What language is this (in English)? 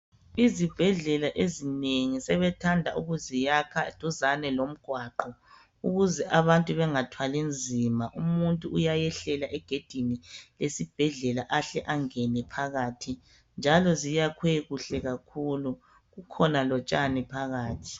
North Ndebele